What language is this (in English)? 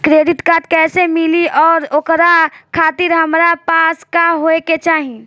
Bhojpuri